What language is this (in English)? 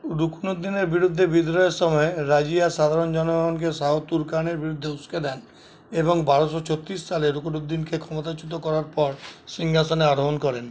Bangla